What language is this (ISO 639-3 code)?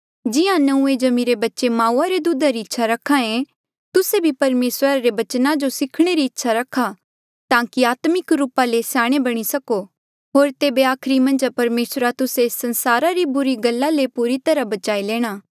mjl